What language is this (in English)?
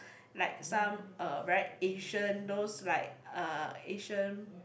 English